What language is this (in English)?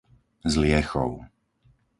Slovak